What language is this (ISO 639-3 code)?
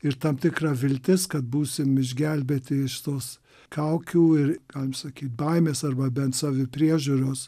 lit